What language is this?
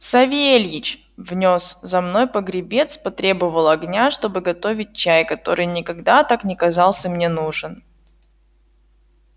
Russian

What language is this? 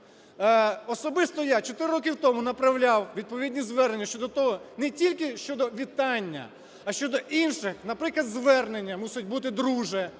Ukrainian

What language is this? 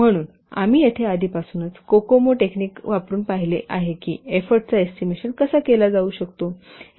Marathi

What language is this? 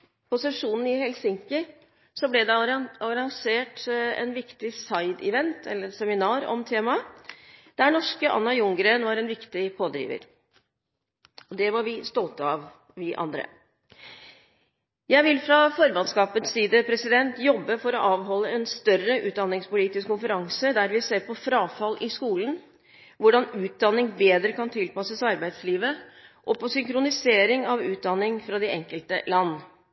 Norwegian Bokmål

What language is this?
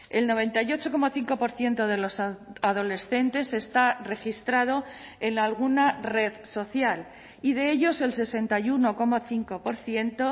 Spanish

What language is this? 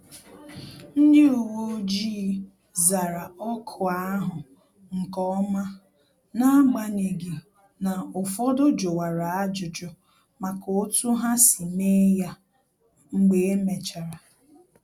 Igbo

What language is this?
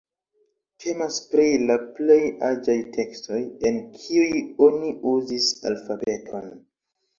Esperanto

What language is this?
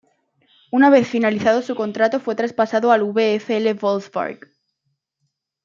Spanish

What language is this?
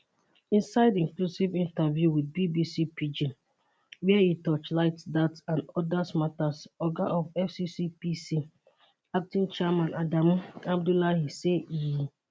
Nigerian Pidgin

